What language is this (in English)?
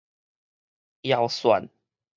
Min Nan Chinese